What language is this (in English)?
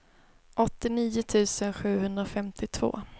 Swedish